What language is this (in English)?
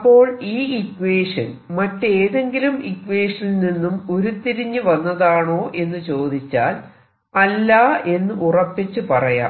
Malayalam